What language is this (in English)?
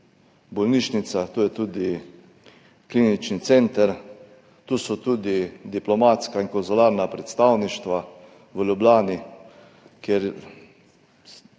Slovenian